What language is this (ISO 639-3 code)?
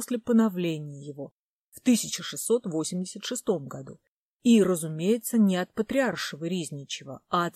rus